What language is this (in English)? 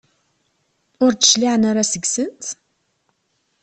Kabyle